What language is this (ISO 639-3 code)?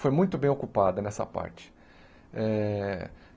por